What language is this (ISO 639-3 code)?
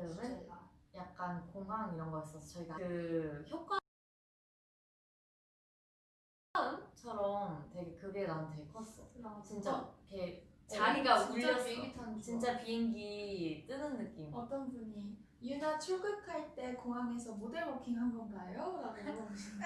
kor